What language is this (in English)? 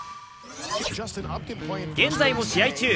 Japanese